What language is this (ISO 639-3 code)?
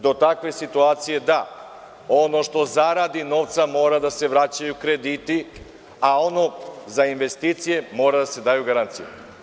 srp